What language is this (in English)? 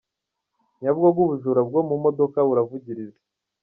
Kinyarwanda